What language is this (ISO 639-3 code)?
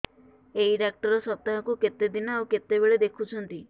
ori